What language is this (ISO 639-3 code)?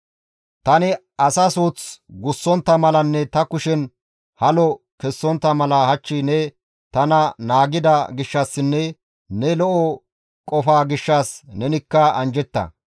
gmv